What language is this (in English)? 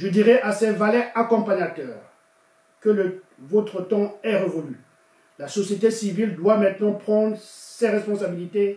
French